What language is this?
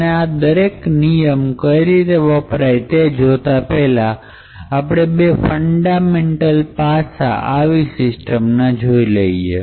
Gujarati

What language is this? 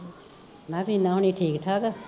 Punjabi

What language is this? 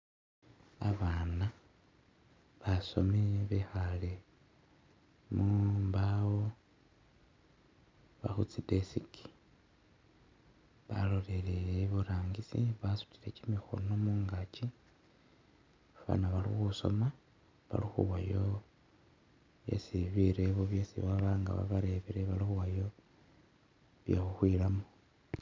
Masaaba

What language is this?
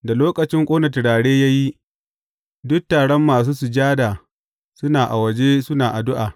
Hausa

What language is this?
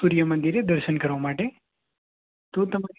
Gujarati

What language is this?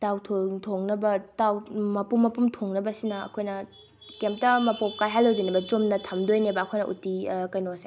Manipuri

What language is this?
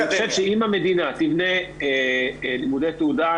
Hebrew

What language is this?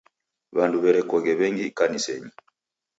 Taita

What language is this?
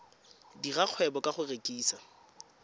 Tswana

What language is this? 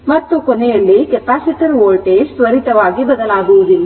Kannada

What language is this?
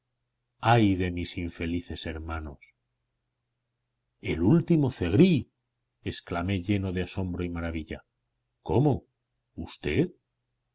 Spanish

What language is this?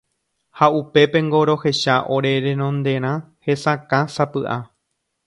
Guarani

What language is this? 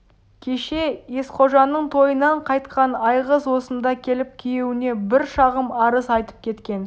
Kazakh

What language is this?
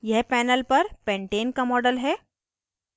Hindi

